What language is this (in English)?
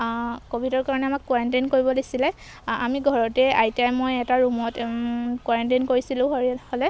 Assamese